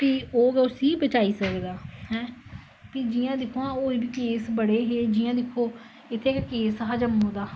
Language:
Dogri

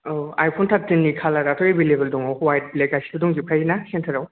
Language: Bodo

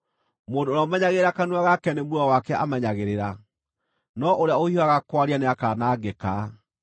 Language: Kikuyu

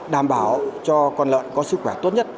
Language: Vietnamese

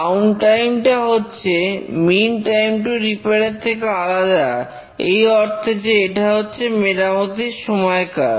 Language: Bangla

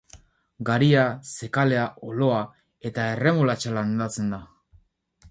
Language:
Basque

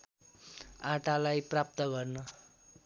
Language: Nepali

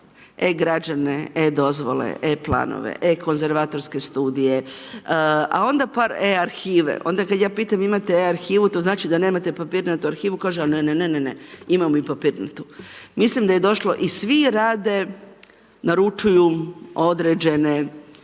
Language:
Croatian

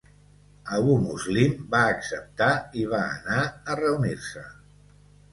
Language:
Catalan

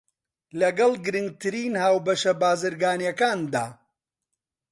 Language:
Central Kurdish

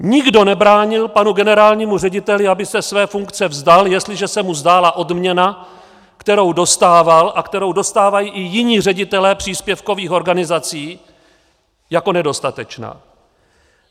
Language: Czech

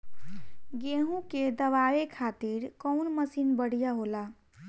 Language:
Bhojpuri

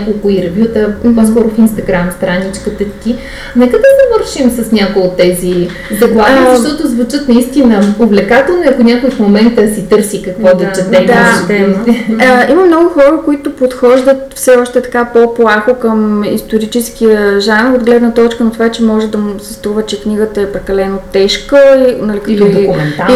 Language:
Bulgarian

